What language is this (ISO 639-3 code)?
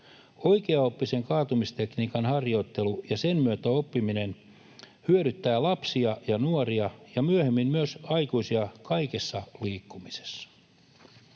fin